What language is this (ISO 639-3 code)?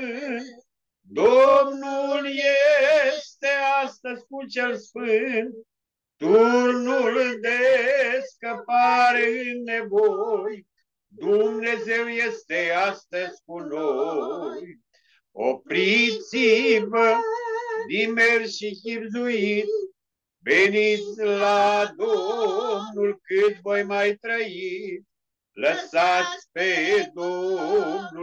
ron